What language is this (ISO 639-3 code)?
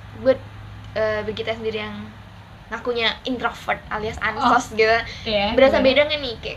ind